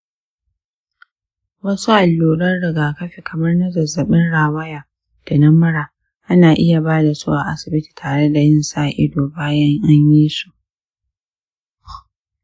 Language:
Hausa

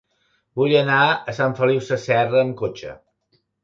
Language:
Catalan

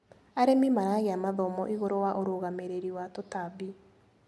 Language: Kikuyu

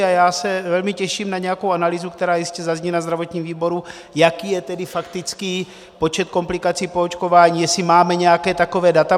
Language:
Czech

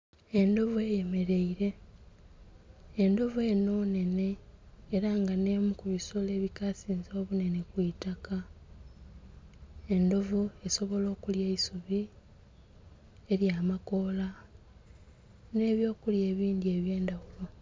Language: Soga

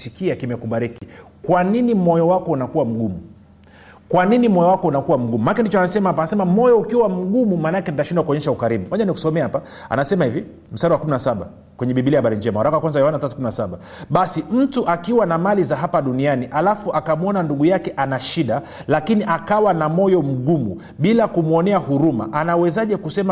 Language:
Swahili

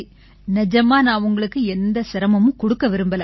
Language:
Tamil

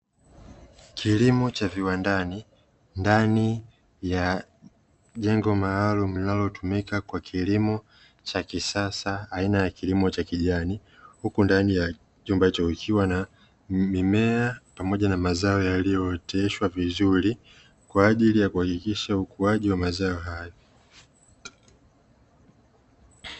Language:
Swahili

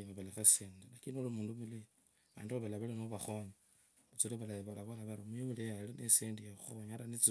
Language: Kabras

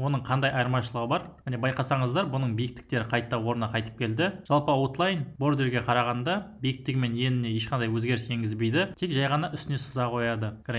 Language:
Turkish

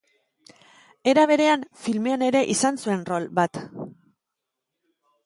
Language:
Basque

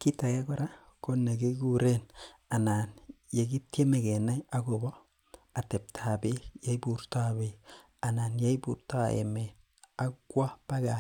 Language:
Kalenjin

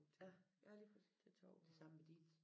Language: Danish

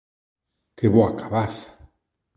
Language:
Galician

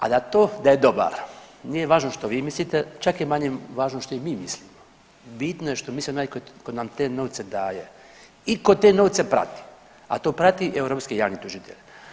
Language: Croatian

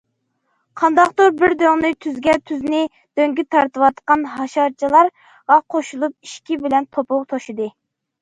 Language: Uyghur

